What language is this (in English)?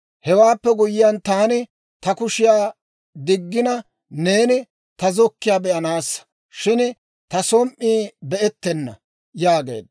Dawro